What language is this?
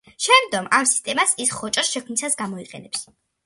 Georgian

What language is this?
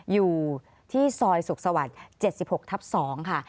Thai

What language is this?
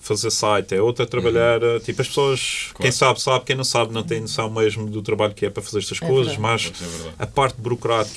Portuguese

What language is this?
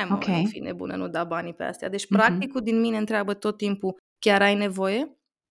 Romanian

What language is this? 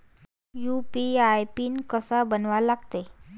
Marathi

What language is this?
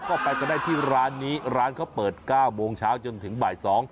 Thai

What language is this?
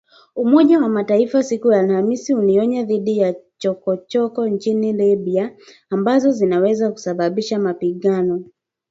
Swahili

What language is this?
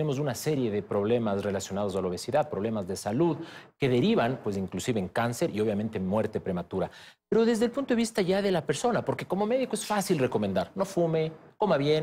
Spanish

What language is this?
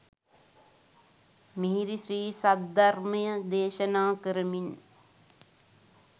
Sinhala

